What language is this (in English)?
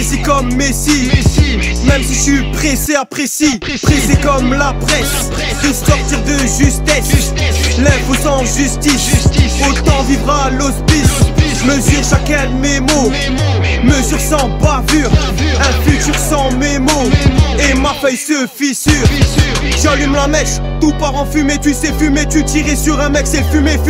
French